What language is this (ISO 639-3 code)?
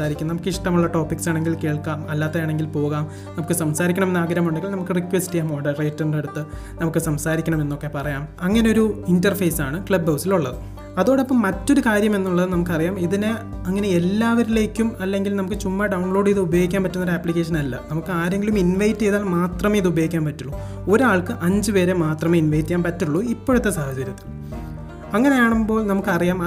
mal